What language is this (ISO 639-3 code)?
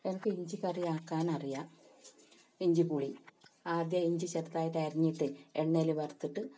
mal